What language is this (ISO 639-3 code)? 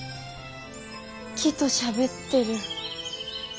jpn